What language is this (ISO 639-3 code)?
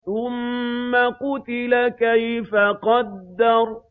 ara